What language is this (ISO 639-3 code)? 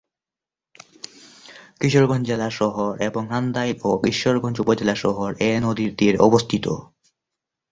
ben